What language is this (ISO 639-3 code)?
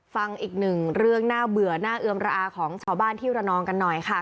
tha